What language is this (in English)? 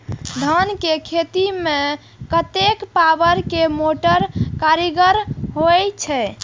Maithili